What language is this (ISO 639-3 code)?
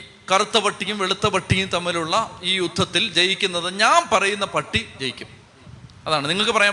mal